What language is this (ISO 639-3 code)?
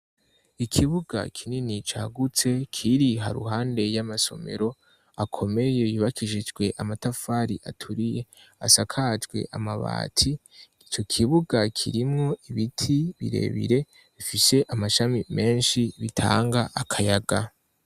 run